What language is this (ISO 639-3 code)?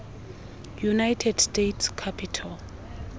xho